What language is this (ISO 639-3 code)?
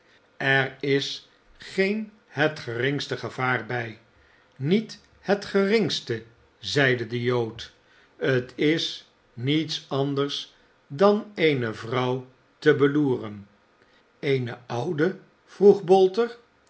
nld